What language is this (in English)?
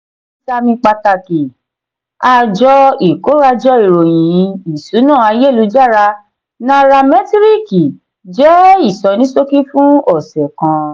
Yoruba